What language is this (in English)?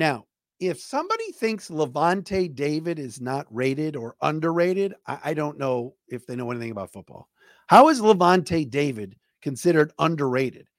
English